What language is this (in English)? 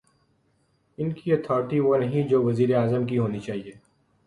Urdu